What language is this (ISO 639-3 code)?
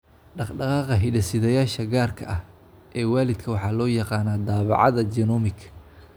som